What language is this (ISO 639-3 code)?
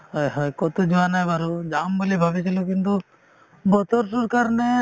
asm